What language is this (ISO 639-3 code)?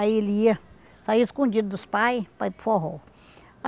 por